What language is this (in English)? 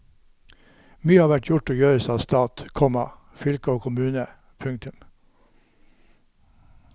Norwegian